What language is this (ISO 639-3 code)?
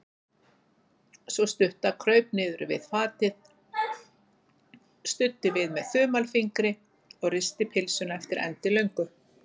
isl